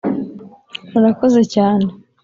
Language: Kinyarwanda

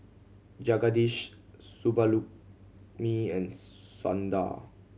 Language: English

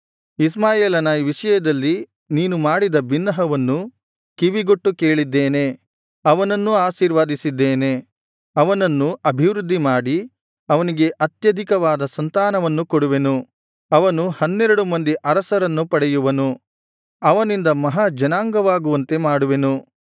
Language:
Kannada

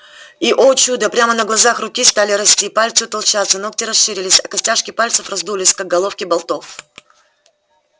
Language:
Russian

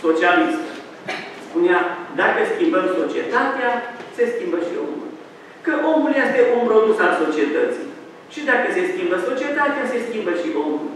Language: Romanian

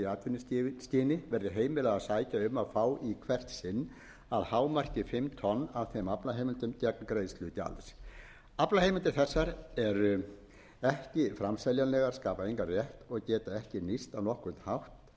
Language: Icelandic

